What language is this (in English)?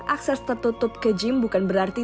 Indonesian